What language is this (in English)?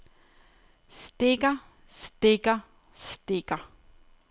Danish